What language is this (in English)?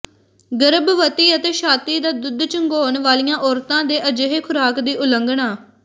Punjabi